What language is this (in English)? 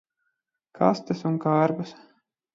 Latvian